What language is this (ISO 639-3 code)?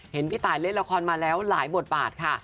tha